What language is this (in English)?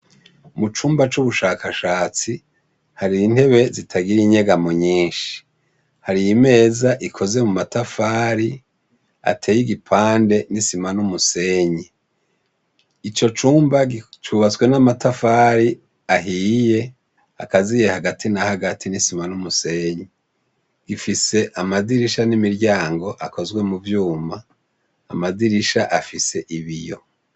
Rundi